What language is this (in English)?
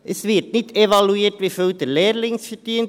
Swiss German